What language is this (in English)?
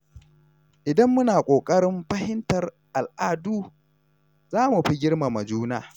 Hausa